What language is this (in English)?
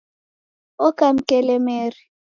Taita